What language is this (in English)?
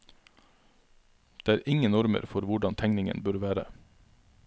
Norwegian